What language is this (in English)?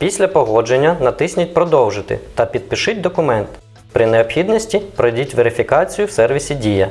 Ukrainian